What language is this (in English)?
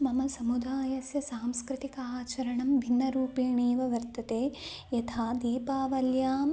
Sanskrit